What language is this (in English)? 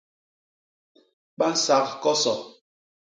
Basaa